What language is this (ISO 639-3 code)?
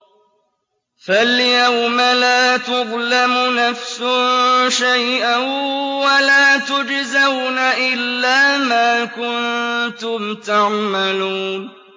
ara